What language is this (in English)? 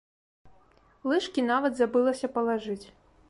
Belarusian